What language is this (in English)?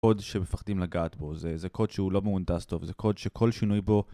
Hebrew